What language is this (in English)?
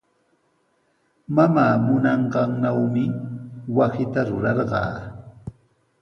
Sihuas Ancash Quechua